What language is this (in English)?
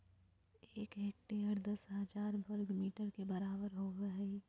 Magahi